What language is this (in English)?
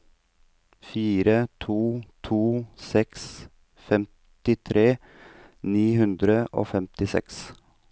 Norwegian